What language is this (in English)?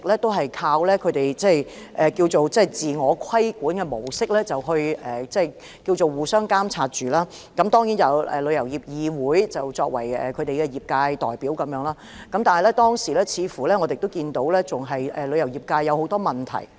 Cantonese